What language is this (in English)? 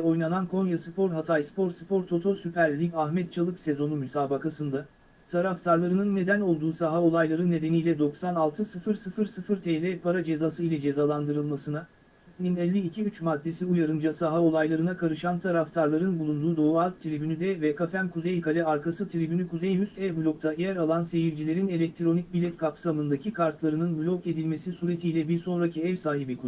Turkish